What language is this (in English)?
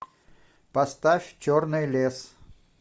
Russian